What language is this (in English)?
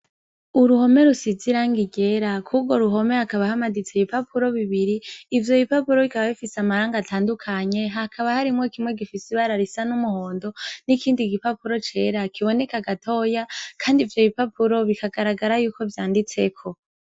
Rundi